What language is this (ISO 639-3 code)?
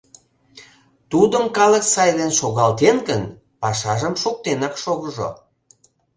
chm